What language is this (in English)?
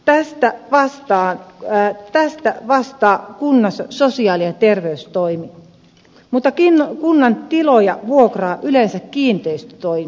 Finnish